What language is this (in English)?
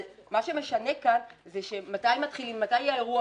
Hebrew